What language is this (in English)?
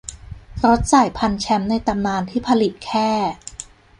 Thai